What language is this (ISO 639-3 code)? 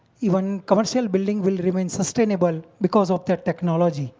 eng